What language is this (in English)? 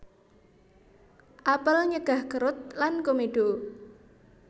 Javanese